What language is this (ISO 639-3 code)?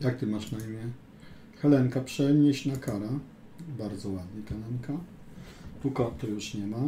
pol